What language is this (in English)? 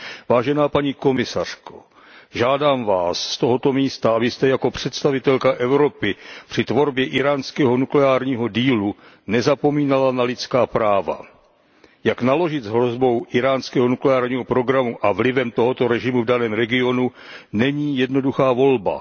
Czech